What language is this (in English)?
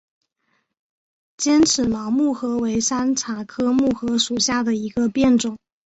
Chinese